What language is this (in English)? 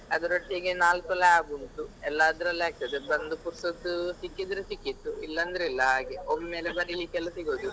Kannada